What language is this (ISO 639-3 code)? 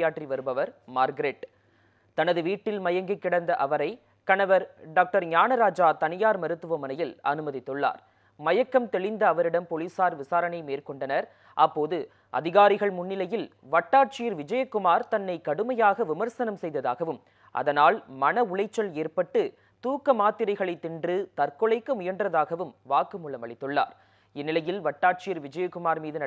tam